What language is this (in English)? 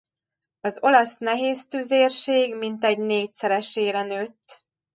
Hungarian